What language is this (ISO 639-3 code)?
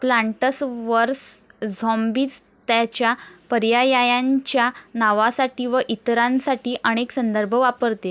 mar